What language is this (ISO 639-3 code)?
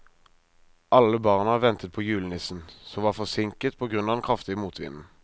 nor